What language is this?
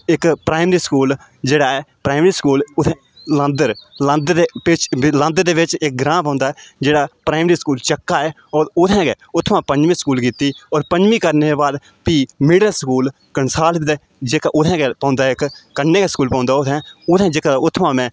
Dogri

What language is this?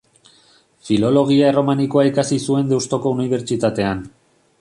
Basque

